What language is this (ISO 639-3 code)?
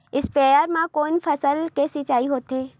hne